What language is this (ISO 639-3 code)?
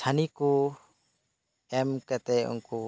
sat